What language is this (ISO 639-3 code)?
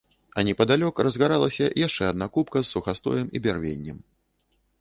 bel